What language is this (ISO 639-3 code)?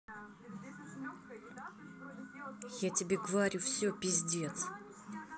rus